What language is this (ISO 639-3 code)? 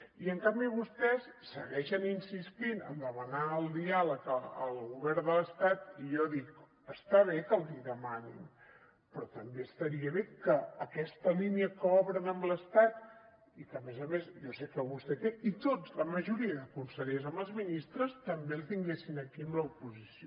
cat